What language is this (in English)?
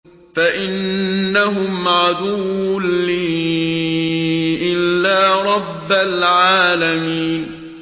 Arabic